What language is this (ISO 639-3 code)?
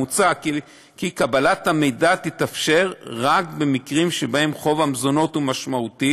heb